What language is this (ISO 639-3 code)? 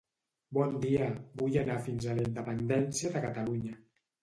cat